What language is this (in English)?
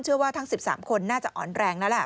Thai